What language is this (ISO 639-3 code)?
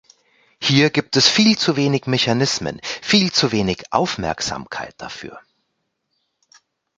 deu